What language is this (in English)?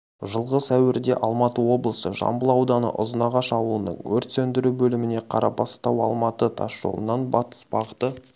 Kazakh